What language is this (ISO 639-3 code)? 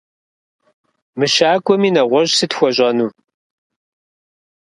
kbd